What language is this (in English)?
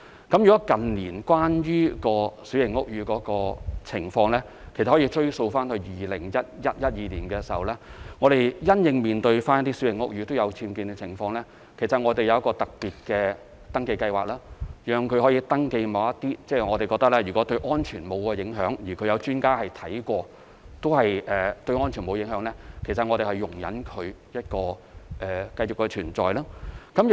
Cantonese